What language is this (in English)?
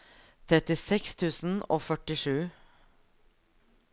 Norwegian